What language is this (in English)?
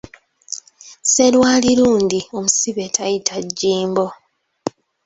Ganda